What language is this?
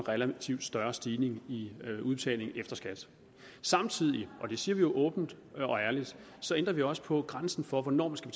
Danish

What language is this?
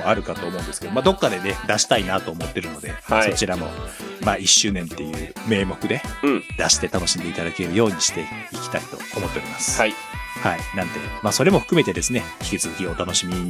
Japanese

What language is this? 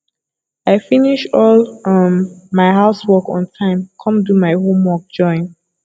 Nigerian Pidgin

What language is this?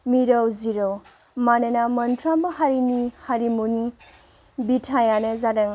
Bodo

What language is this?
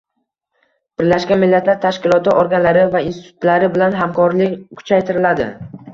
Uzbek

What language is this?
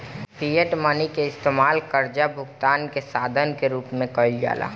Bhojpuri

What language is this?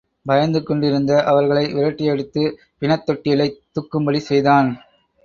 Tamil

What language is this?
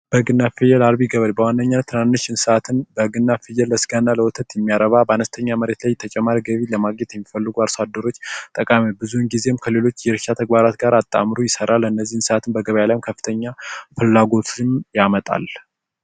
Amharic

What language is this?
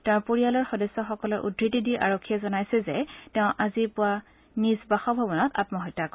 Assamese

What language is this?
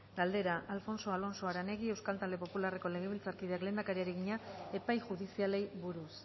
Basque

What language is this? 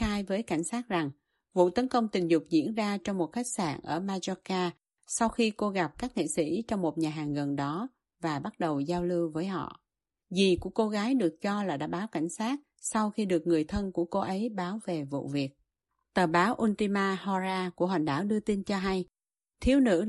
Vietnamese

